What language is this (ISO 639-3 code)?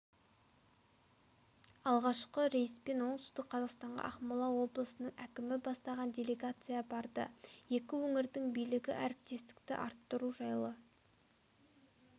kaz